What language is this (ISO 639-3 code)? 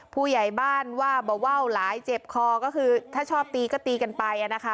tha